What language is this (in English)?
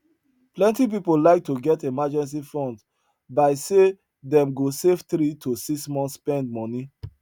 Nigerian Pidgin